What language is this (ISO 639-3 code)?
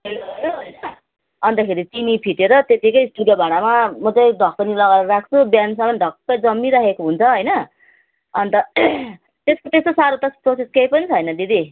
nep